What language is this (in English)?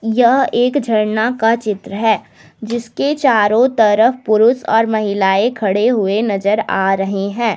Hindi